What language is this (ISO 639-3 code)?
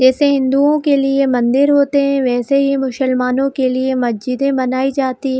hin